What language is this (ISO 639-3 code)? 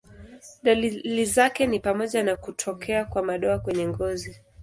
swa